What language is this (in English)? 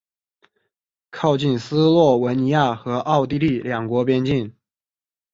Chinese